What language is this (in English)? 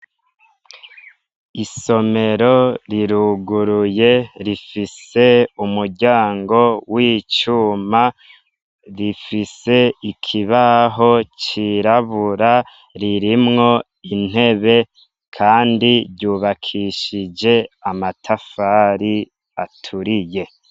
Rundi